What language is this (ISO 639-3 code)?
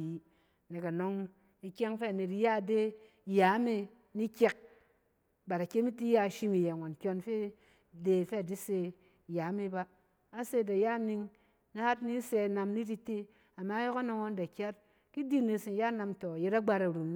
cen